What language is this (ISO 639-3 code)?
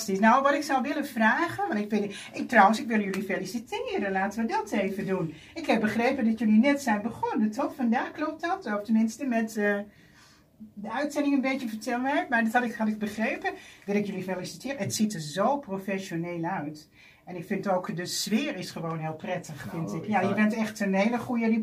nld